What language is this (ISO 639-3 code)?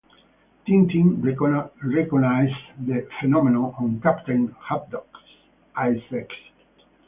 eng